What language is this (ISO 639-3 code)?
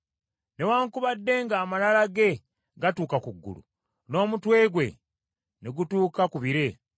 lug